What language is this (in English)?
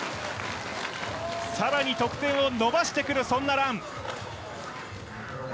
Japanese